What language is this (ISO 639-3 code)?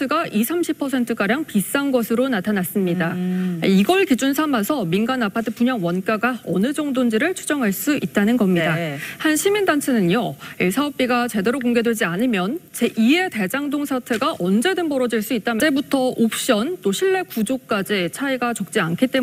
kor